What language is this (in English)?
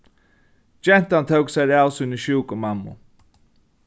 Faroese